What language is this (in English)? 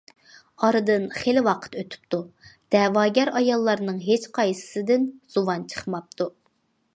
Uyghur